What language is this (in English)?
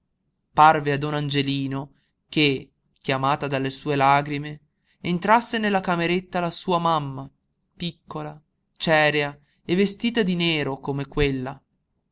Italian